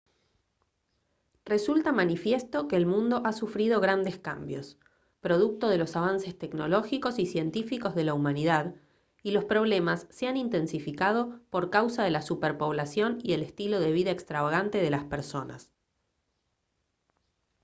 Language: Spanish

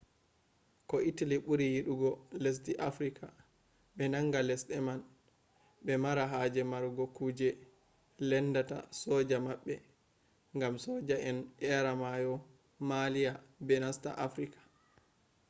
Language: Fula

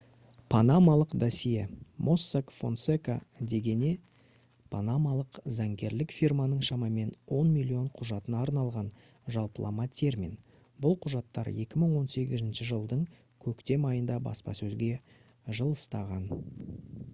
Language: Kazakh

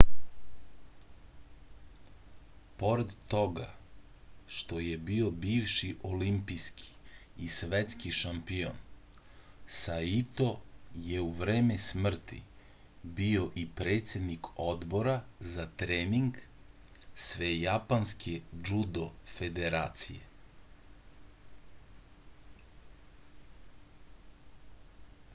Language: Serbian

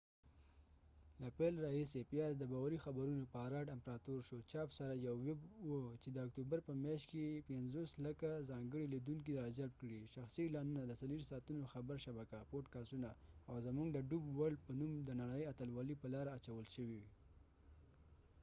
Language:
Pashto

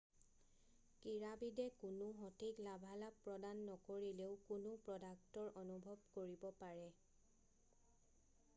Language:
Assamese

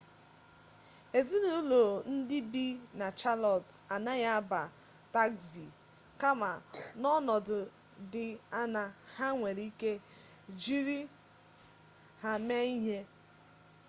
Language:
Igbo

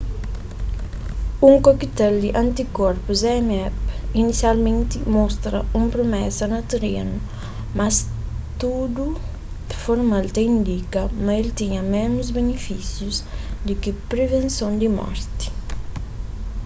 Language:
Kabuverdianu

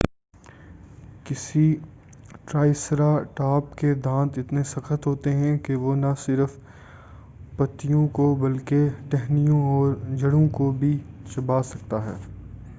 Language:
Urdu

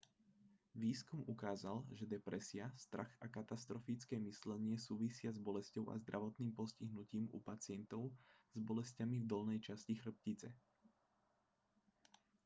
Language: Slovak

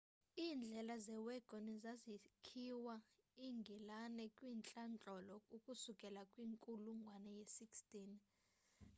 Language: Xhosa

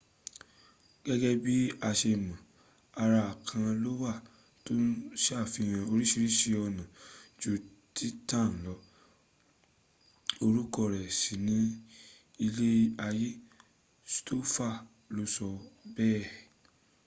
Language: Yoruba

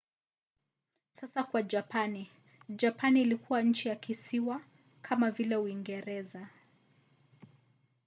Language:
Swahili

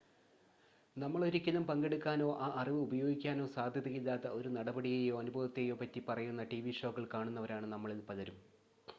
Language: Malayalam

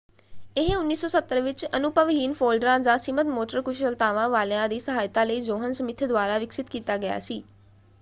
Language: Punjabi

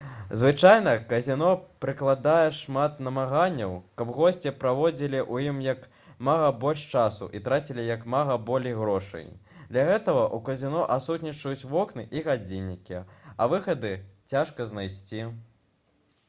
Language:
Belarusian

